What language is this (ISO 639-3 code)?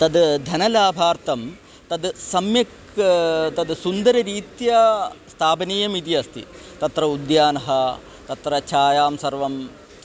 san